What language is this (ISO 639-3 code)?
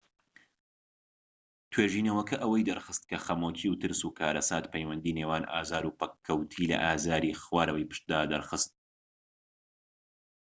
ckb